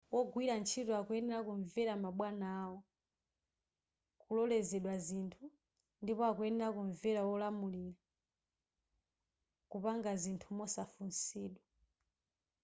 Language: Nyanja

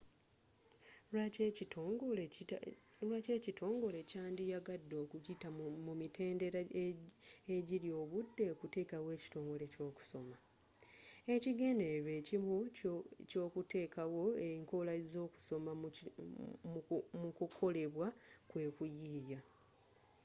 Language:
Ganda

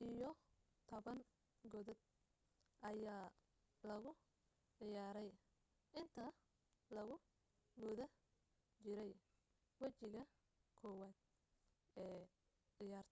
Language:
Somali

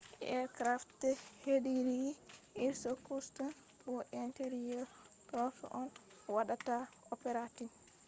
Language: Fula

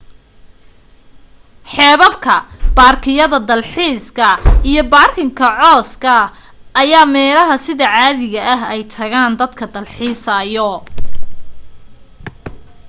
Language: Somali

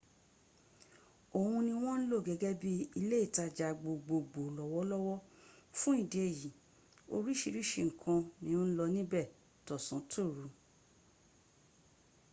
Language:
Yoruba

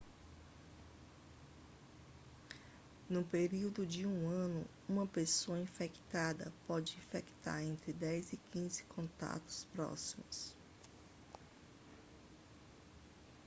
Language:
Portuguese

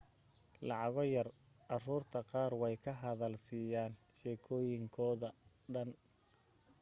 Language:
Somali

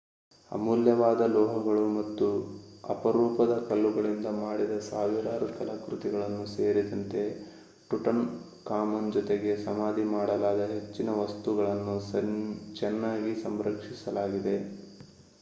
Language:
Kannada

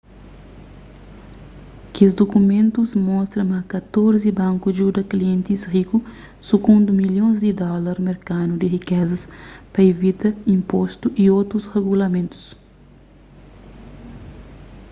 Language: Kabuverdianu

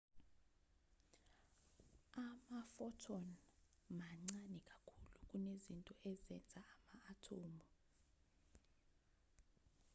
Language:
Zulu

